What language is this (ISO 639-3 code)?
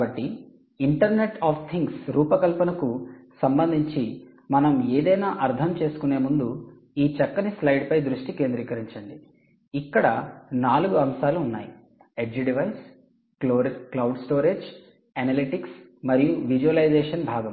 tel